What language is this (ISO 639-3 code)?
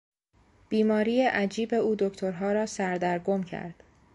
fas